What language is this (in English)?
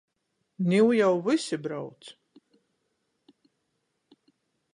Latgalian